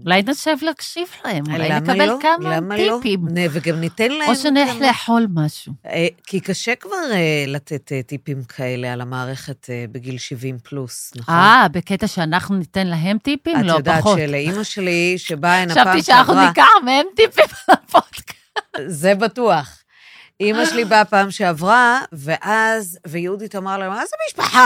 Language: Hebrew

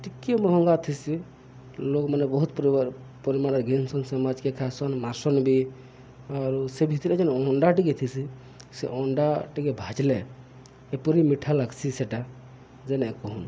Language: Odia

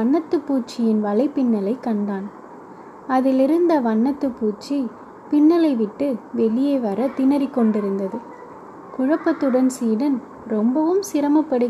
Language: Tamil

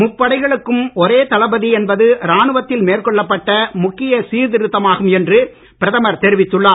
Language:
Tamil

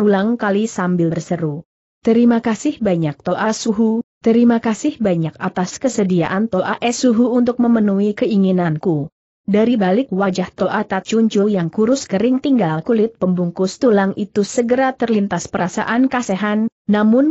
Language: Indonesian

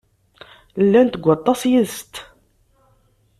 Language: Kabyle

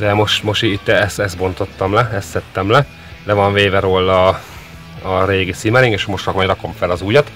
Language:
Hungarian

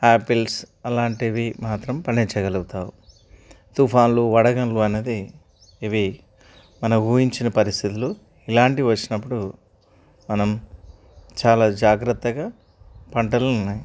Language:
Telugu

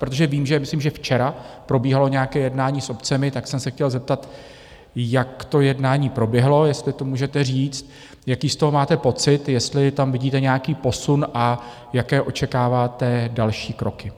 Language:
Czech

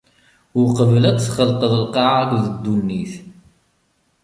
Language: Kabyle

